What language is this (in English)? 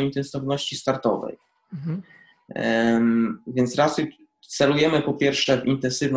Polish